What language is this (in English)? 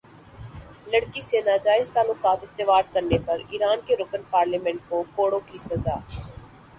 Urdu